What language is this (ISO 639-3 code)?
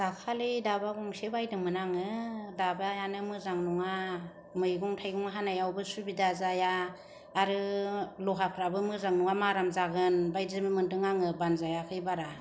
brx